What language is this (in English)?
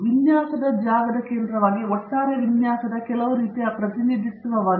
Kannada